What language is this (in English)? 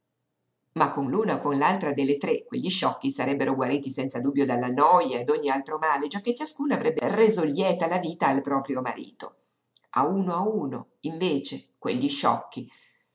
Italian